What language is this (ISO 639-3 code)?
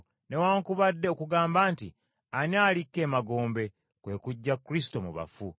lug